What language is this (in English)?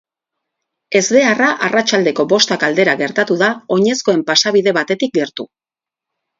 Basque